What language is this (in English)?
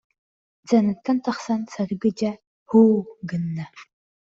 Yakut